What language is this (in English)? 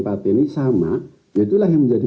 Indonesian